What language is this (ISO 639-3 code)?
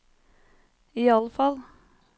nor